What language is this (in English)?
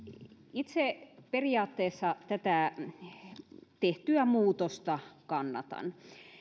Finnish